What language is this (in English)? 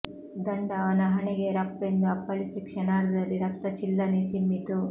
Kannada